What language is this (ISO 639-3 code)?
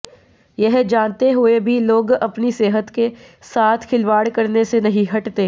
hin